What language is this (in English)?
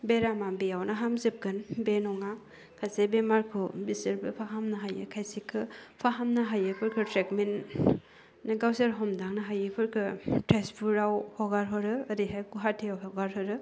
Bodo